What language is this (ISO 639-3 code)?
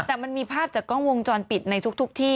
tha